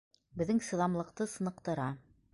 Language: Bashkir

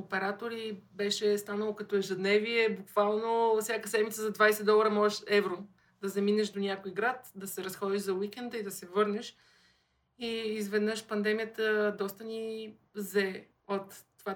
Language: Bulgarian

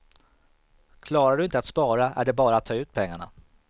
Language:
Swedish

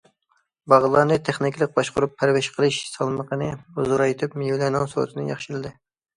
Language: Uyghur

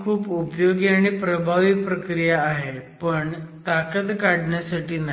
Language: Marathi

